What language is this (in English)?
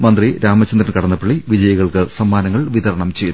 Malayalam